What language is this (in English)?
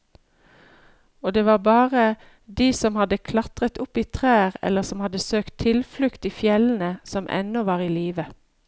Norwegian